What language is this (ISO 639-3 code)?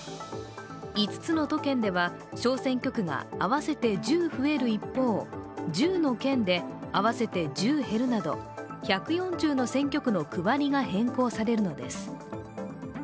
jpn